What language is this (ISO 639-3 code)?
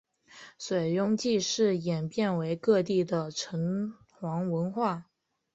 zho